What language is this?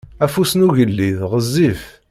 Kabyle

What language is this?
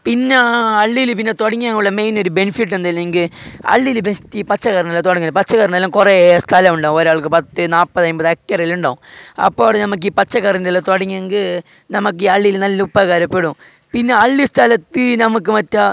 Malayalam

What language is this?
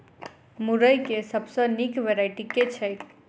Maithili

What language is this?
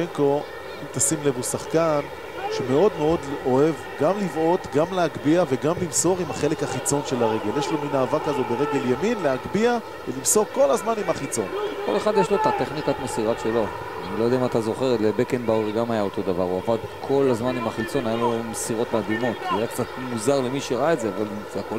Hebrew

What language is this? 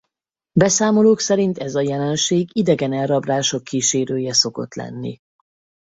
Hungarian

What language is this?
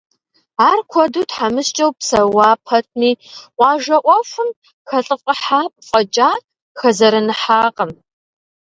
Kabardian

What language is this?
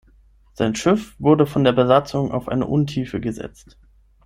German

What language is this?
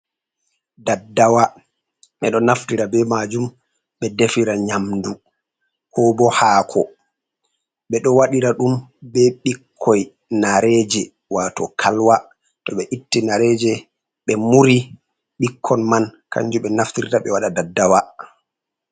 Fula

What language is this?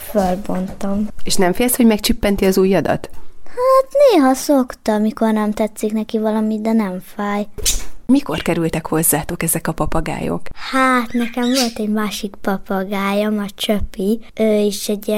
Hungarian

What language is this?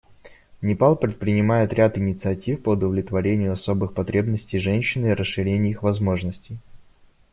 Russian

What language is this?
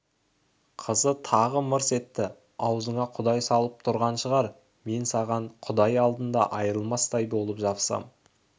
Kazakh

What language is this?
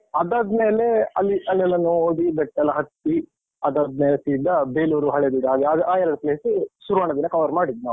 Kannada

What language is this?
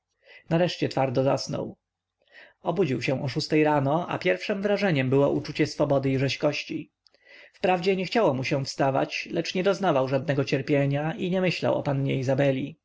Polish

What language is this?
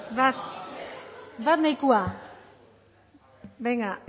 Basque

